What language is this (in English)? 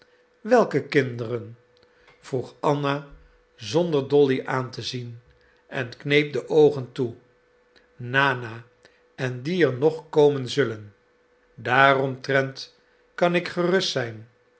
Dutch